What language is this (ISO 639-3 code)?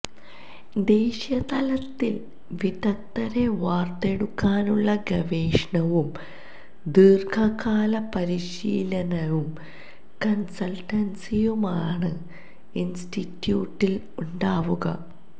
mal